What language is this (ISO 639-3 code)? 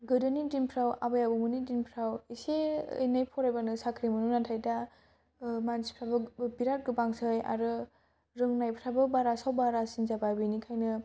brx